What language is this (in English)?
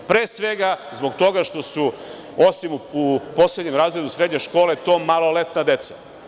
Serbian